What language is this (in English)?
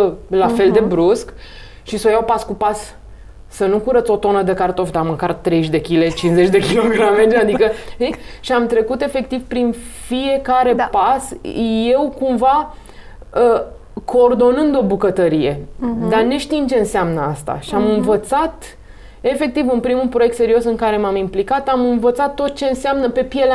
Romanian